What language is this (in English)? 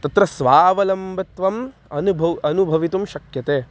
Sanskrit